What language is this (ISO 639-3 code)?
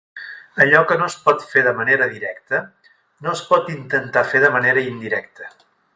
cat